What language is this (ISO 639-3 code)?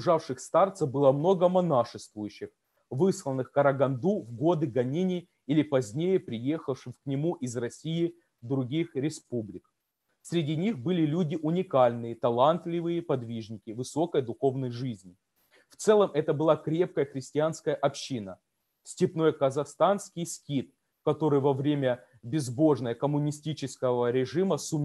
rus